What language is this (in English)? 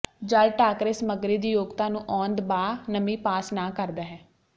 Punjabi